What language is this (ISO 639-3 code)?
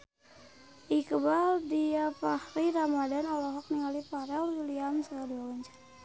sun